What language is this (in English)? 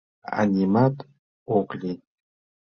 Mari